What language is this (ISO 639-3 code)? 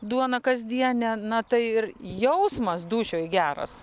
lit